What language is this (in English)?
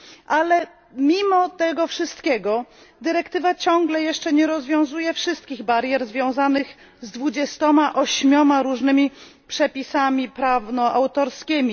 Polish